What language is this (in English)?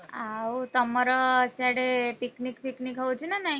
Odia